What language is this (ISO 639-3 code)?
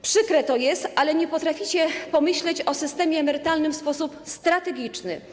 pol